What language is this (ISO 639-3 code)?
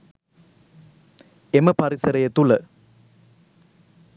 sin